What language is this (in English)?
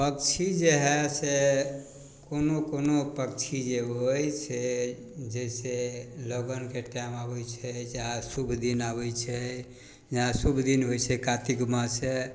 Maithili